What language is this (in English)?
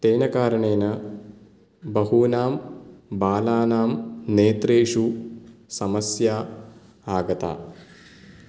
Sanskrit